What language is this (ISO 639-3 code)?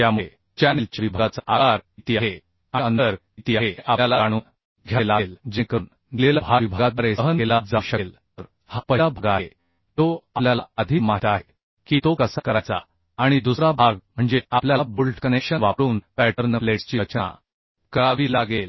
mar